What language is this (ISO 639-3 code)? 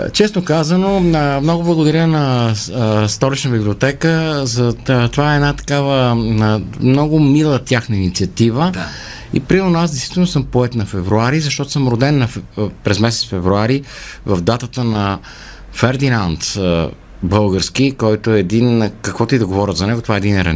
bul